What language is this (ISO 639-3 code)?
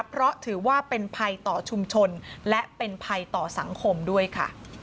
tha